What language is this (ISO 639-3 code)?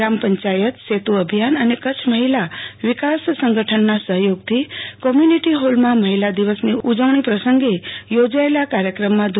guj